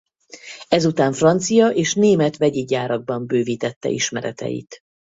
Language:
Hungarian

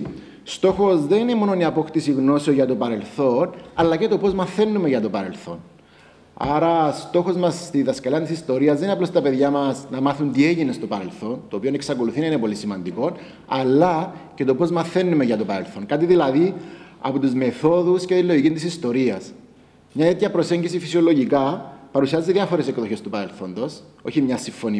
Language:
Greek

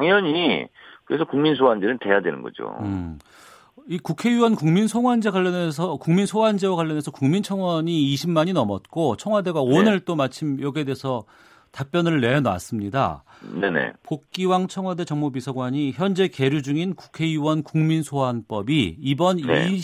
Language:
Korean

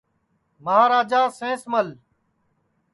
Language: Sansi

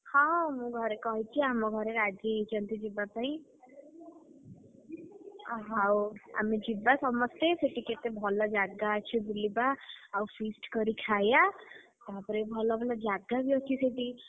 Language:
Odia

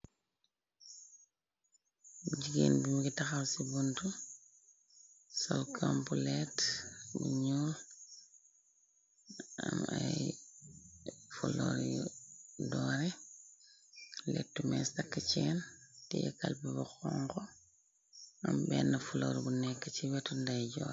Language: Wolof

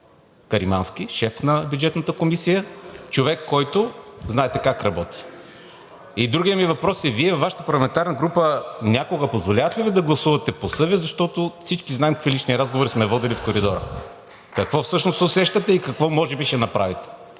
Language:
Bulgarian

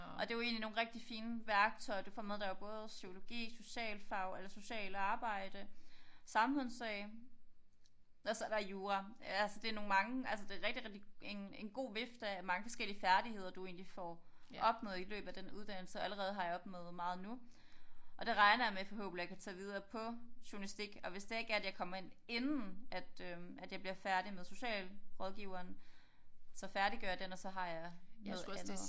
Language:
Danish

